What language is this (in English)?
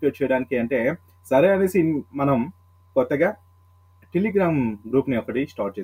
Telugu